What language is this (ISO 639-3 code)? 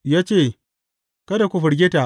hau